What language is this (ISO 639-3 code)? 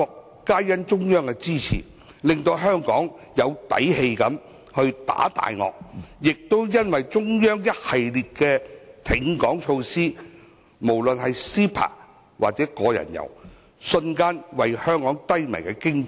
yue